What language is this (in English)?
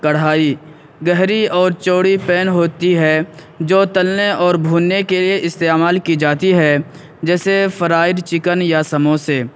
Urdu